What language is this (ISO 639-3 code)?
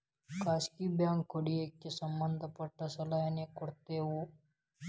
kan